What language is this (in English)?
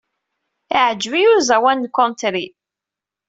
Kabyle